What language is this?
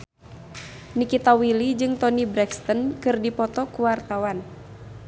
Sundanese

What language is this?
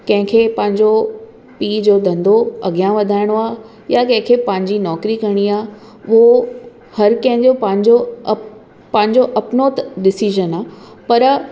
Sindhi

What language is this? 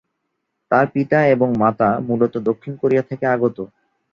Bangla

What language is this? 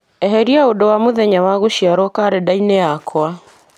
Kikuyu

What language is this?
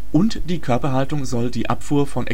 German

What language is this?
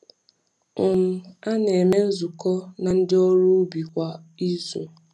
Igbo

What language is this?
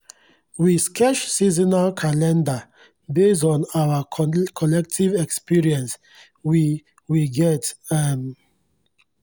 Nigerian Pidgin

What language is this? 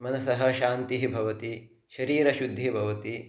Sanskrit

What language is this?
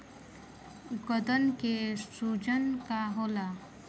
Bhojpuri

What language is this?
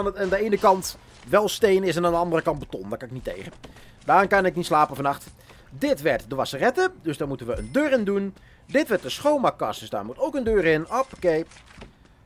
Dutch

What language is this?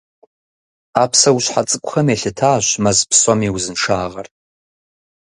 Kabardian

